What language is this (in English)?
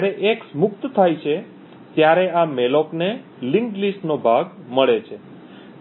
Gujarati